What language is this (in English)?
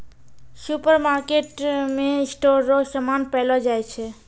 Maithili